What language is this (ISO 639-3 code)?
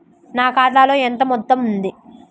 tel